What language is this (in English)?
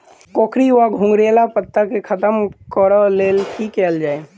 Maithili